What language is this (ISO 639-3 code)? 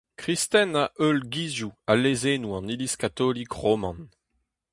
bre